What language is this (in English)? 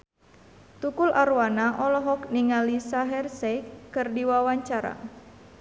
Sundanese